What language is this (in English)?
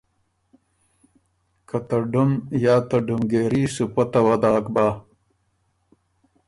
Ormuri